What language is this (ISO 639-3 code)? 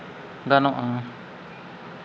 sat